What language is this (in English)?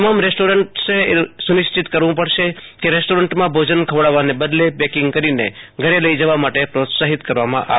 Gujarati